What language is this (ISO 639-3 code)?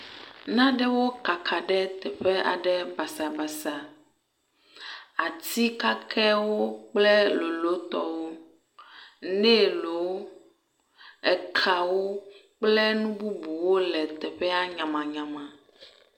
ewe